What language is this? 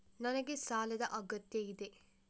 Kannada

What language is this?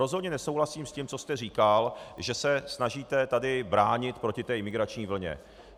Czech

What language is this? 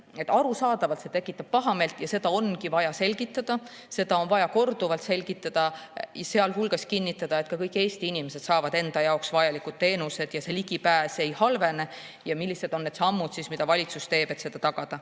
Estonian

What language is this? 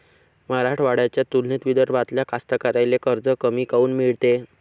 Marathi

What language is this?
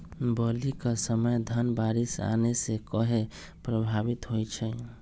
Magahi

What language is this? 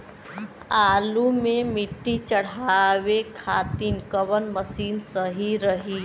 Bhojpuri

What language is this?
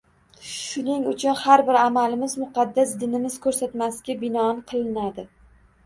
Uzbek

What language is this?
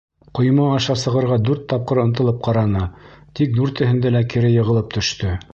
Bashkir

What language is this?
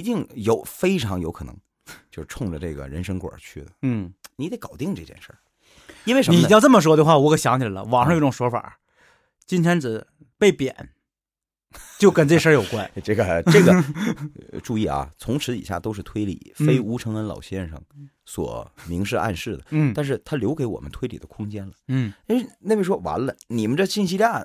Chinese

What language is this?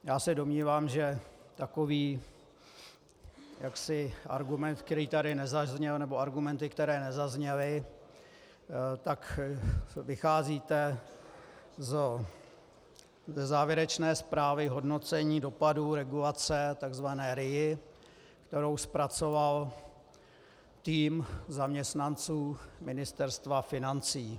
Czech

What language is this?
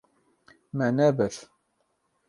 Kurdish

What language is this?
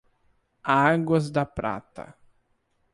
Portuguese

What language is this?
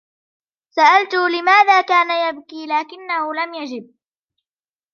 Arabic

